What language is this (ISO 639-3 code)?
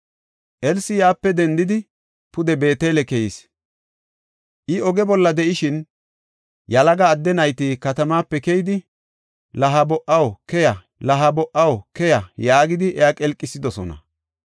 gof